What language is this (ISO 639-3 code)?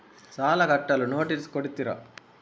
kan